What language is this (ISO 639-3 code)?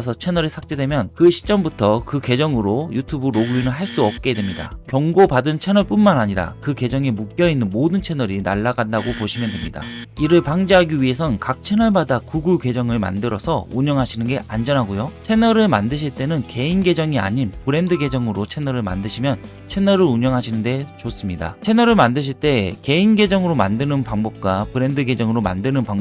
kor